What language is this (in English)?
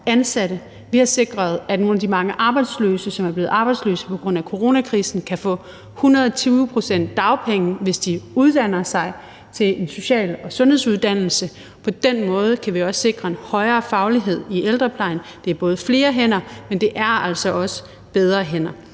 Danish